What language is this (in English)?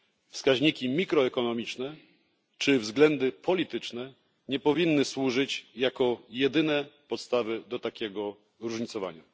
Polish